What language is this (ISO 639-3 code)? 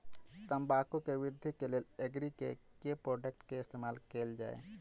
mai